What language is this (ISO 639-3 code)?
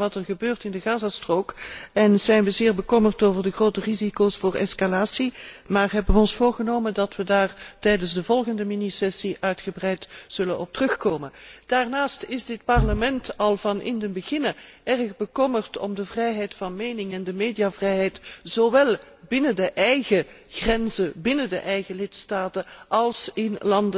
nld